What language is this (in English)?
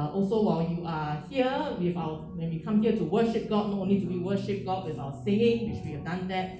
Indonesian